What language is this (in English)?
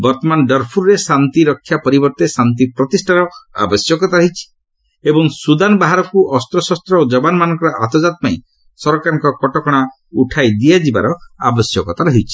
Odia